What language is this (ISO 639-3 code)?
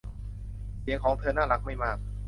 tha